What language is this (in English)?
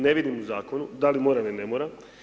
Croatian